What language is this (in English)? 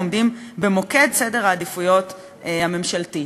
Hebrew